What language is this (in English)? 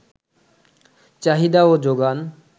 Bangla